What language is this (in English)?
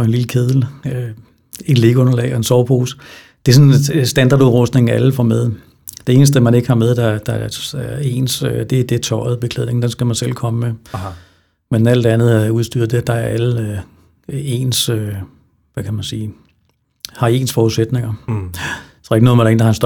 Danish